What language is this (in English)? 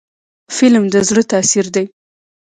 Pashto